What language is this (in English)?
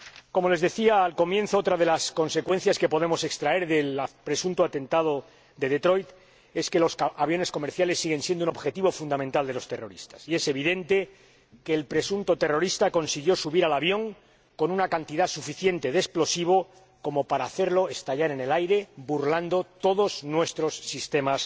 Spanish